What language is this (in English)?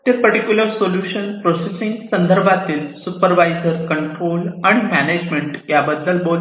Marathi